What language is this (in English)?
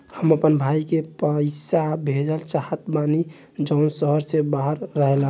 Bhojpuri